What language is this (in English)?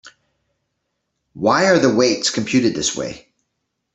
English